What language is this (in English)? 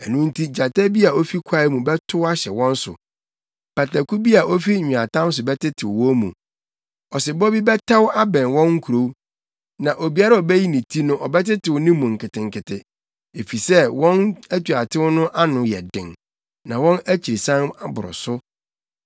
Akan